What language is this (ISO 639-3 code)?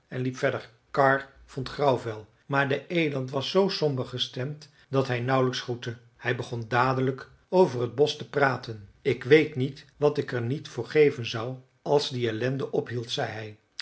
nld